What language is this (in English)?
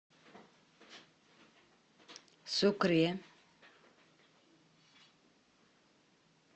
Russian